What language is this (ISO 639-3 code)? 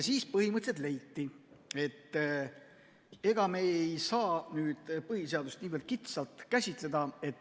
est